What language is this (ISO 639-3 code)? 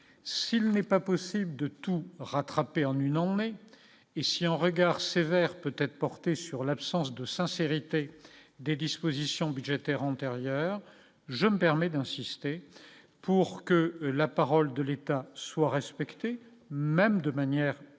fra